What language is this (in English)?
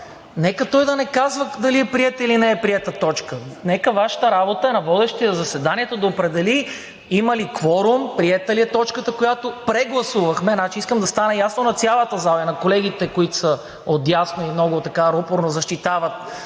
Bulgarian